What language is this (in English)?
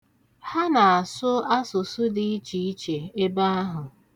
Igbo